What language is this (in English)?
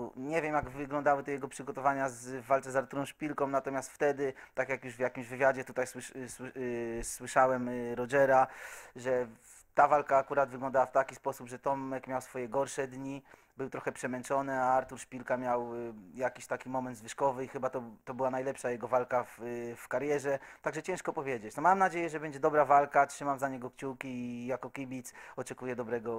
Polish